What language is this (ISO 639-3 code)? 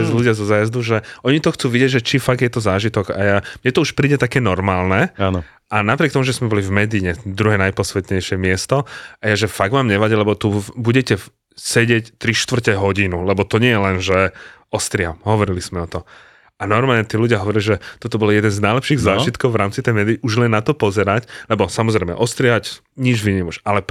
slk